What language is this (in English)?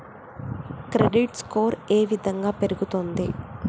Telugu